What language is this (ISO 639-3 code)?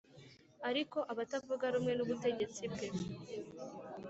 kin